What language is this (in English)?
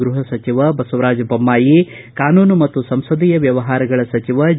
Kannada